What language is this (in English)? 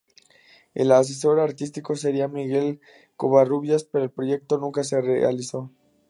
Spanish